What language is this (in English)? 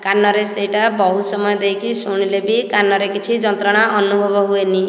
Odia